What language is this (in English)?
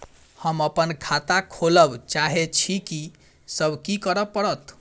Maithili